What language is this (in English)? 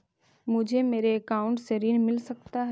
Magahi